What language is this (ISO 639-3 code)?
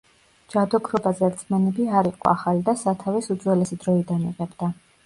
kat